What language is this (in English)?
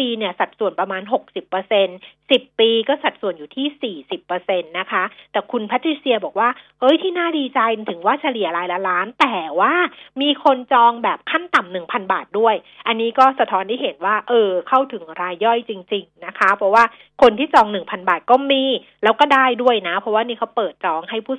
Thai